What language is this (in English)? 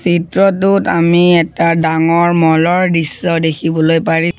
Assamese